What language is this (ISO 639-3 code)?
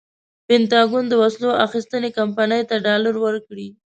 pus